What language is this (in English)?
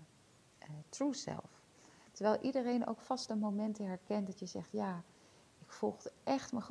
Dutch